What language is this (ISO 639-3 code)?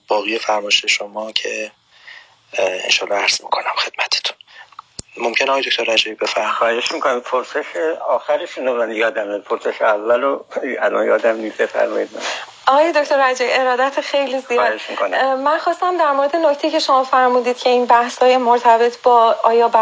fas